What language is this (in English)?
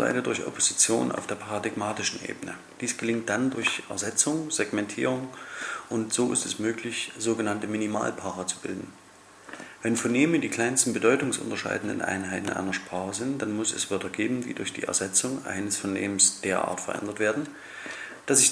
German